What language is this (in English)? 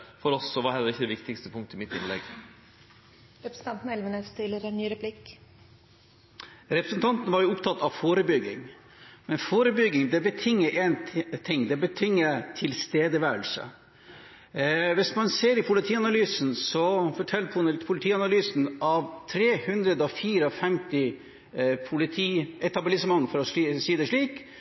Norwegian